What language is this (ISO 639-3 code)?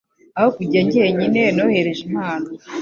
kin